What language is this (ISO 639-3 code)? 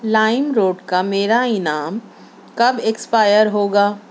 urd